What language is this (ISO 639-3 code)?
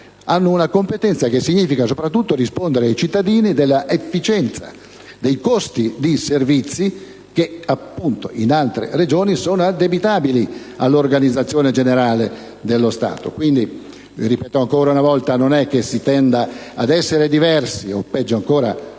ita